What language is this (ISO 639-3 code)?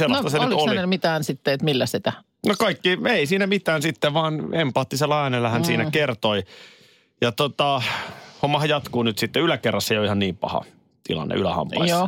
fin